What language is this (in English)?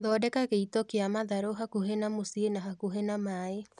Kikuyu